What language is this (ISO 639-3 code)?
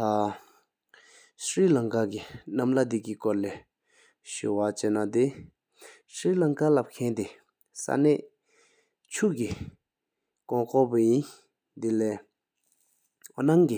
sip